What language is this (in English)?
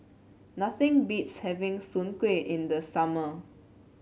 English